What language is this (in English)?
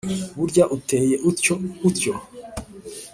Kinyarwanda